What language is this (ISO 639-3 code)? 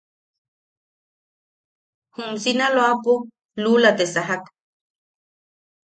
yaq